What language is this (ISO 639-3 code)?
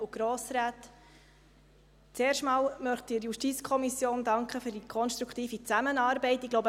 gsw